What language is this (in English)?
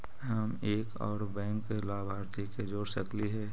Magahi